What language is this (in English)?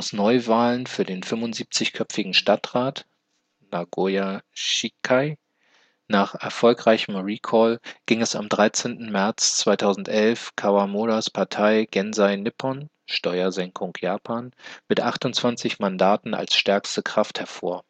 German